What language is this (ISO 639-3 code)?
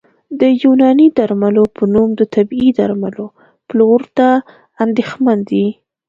pus